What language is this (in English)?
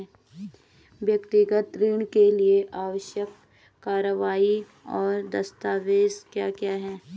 Hindi